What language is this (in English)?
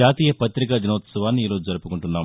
Telugu